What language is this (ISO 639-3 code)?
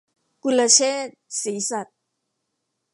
tha